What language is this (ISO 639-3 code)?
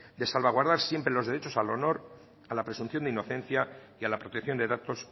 spa